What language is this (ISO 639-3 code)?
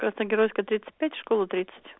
rus